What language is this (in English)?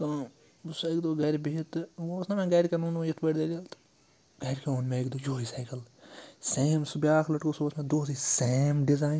Kashmiri